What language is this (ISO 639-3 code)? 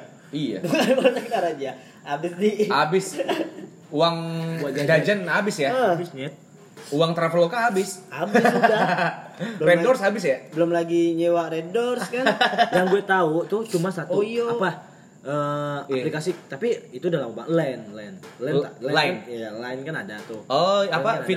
ind